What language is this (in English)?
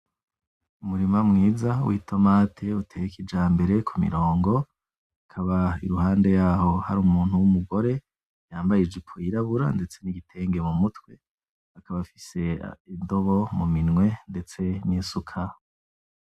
Rundi